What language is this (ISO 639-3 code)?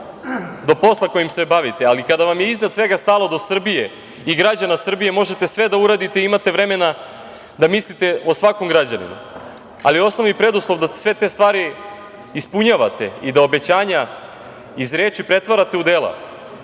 srp